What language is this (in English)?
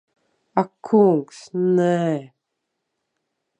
Latvian